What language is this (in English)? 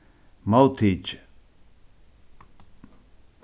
Faroese